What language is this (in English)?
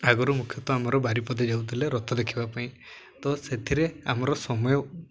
Odia